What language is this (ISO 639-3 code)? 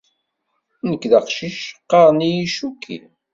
kab